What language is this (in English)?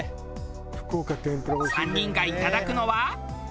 Japanese